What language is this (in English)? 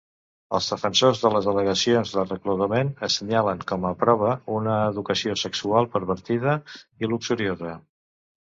Catalan